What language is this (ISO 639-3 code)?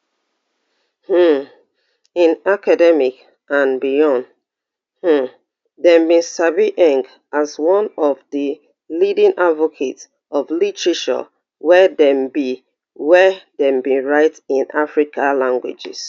pcm